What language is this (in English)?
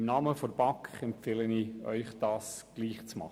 Swiss German